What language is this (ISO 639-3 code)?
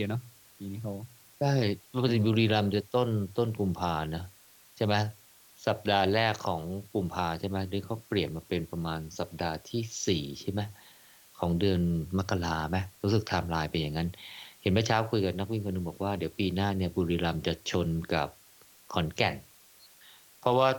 tha